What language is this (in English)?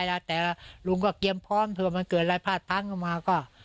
Thai